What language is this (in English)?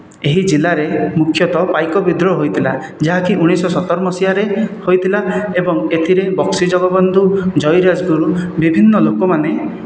Odia